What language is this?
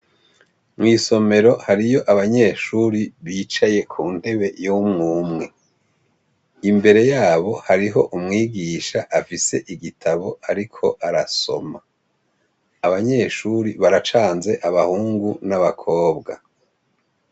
Rundi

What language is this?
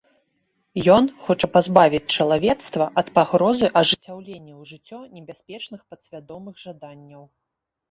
Belarusian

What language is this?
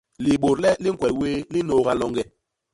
Basaa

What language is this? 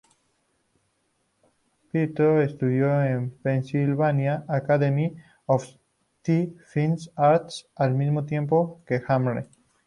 Spanish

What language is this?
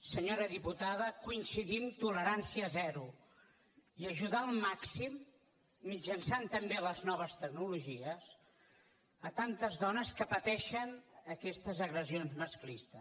Catalan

